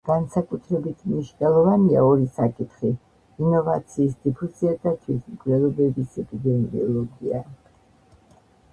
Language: Georgian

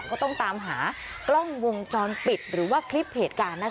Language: Thai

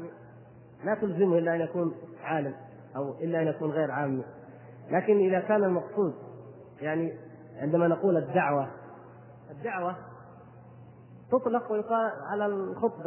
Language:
Arabic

